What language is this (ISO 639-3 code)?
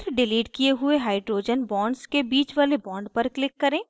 hin